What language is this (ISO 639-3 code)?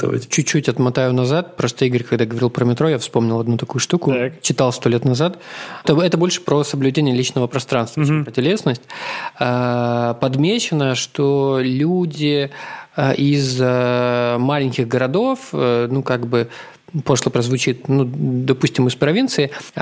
rus